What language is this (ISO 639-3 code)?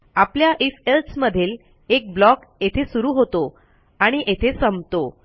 mar